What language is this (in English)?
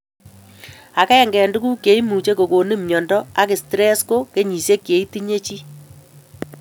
Kalenjin